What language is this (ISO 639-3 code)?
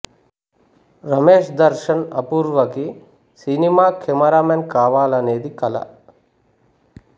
tel